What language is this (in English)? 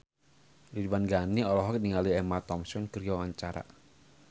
Sundanese